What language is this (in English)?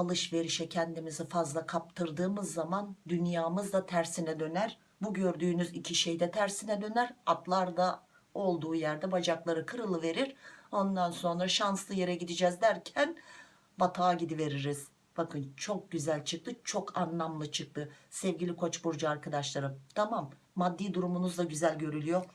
Turkish